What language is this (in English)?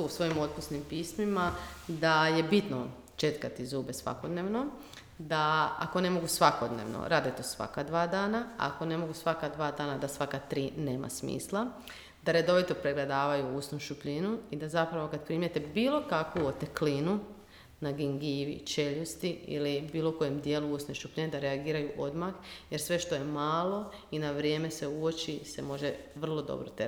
Croatian